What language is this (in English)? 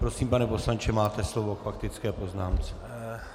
Czech